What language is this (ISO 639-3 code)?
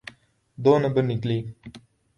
urd